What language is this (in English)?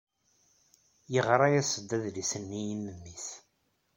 Kabyle